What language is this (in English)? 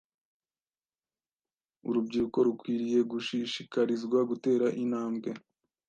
Kinyarwanda